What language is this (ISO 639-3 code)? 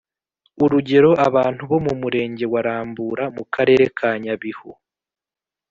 kin